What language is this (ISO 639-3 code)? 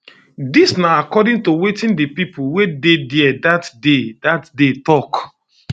pcm